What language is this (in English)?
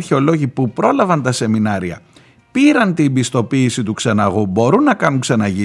Greek